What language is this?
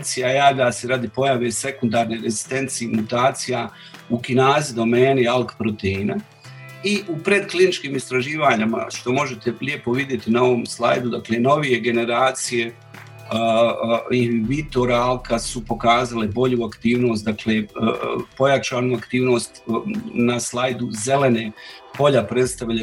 Croatian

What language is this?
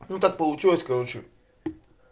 Russian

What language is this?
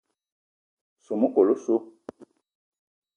Eton (Cameroon)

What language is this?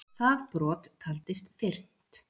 Icelandic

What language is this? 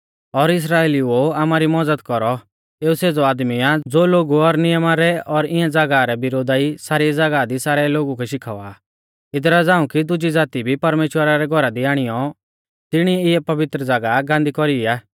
Mahasu Pahari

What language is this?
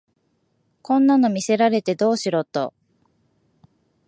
Japanese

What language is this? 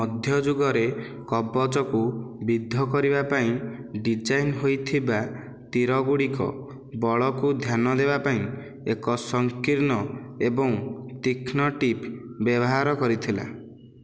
Odia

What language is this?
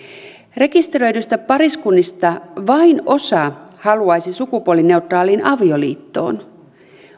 Finnish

